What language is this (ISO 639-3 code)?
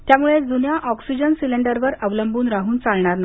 mar